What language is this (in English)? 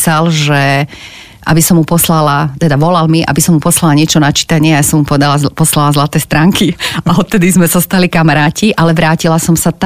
Slovak